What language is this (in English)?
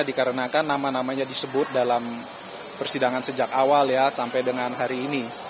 Indonesian